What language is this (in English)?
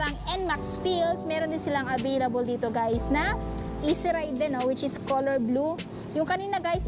Filipino